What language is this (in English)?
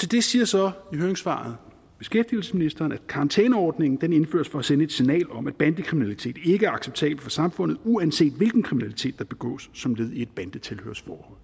Danish